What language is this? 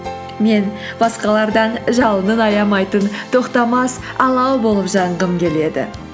Kazakh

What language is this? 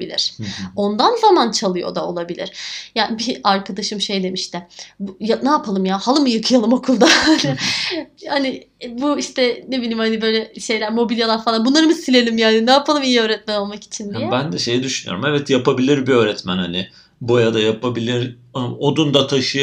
Turkish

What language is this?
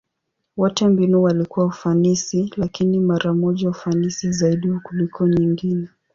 Swahili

